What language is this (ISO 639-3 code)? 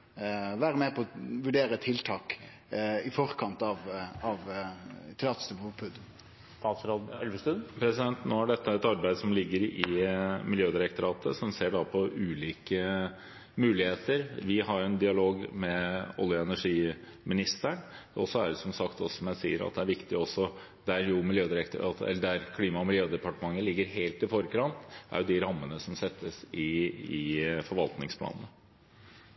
nor